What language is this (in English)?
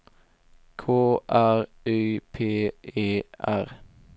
Swedish